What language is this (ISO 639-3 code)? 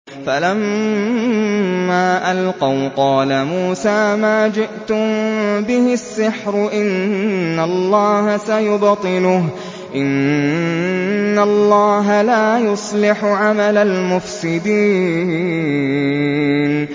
ara